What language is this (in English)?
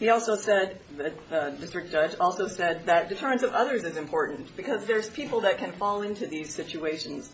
English